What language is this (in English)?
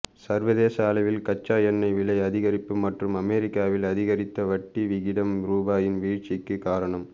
Tamil